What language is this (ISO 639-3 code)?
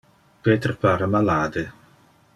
ina